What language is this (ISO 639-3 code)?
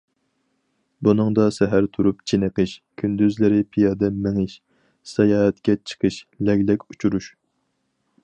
uig